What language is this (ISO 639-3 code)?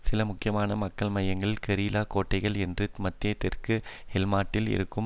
tam